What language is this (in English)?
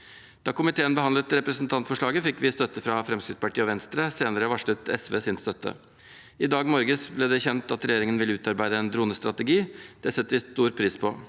Norwegian